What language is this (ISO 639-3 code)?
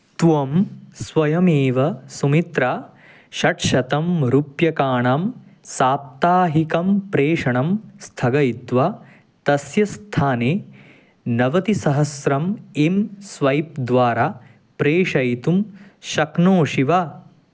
san